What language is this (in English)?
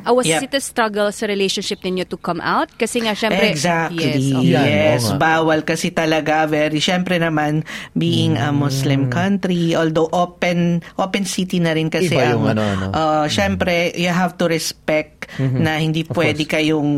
Filipino